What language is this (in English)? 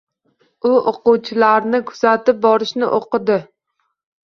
Uzbek